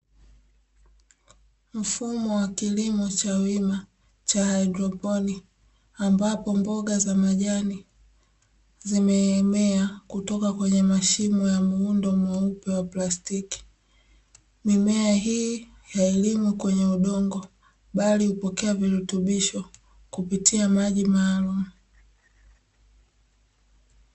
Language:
Swahili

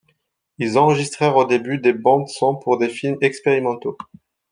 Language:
French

